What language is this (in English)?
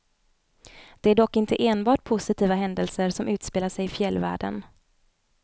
Swedish